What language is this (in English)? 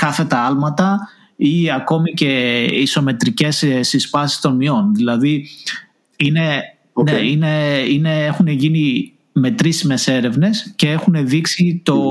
Greek